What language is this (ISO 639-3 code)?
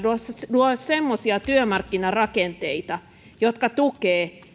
fin